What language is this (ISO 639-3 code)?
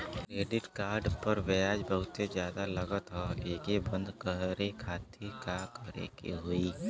bho